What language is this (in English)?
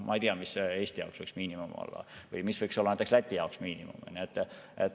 Estonian